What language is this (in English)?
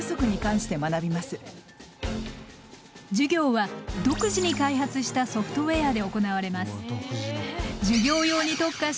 Japanese